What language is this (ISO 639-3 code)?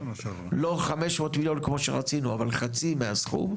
heb